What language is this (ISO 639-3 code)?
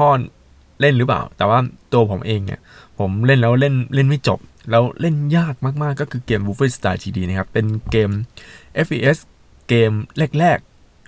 tha